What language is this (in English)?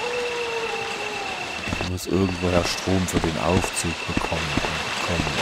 German